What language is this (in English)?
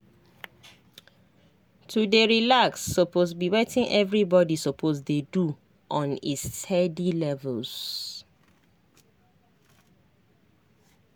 Nigerian Pidgin